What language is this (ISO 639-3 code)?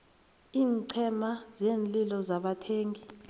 nbl